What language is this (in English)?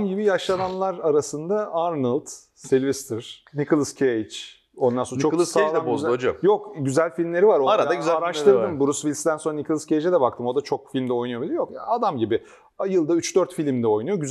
Turkish